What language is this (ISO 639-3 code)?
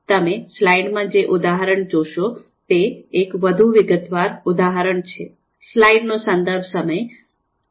guj